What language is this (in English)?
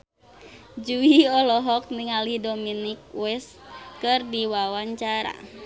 Sundanese